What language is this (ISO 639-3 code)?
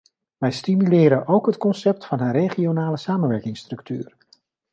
nld